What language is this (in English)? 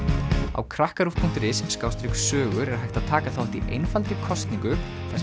Icelandic